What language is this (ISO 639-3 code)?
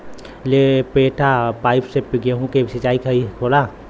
bho